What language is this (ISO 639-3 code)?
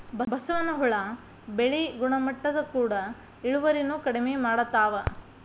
kan